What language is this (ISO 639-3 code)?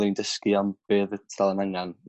cym